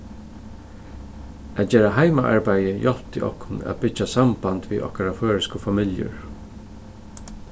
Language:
Faroese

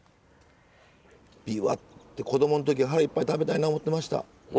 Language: Japanese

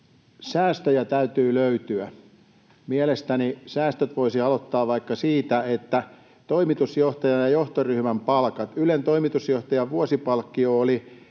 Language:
Finnish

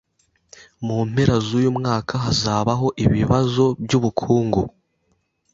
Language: Kinyarwanda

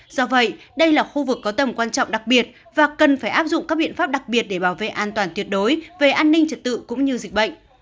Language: Vietnamese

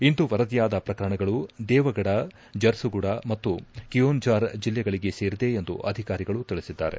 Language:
Kannada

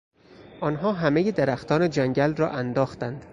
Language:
Persian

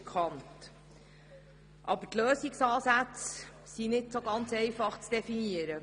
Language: Swiss German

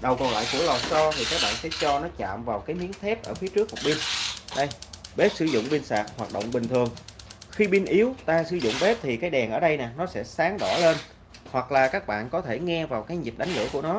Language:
Vietnamese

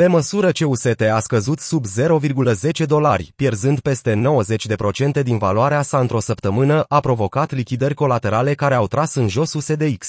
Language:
Romanian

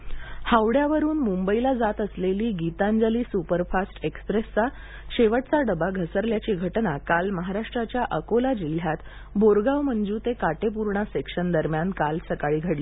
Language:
Marathi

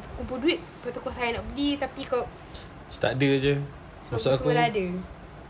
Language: Malay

